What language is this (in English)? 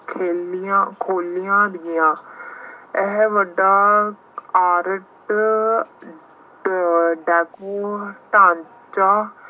Punjabi